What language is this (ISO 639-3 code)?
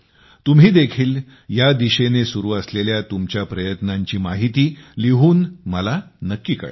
mar